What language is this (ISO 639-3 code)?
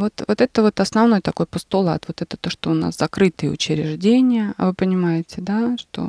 rus